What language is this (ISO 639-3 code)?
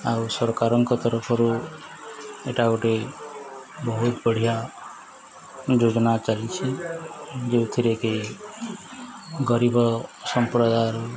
ori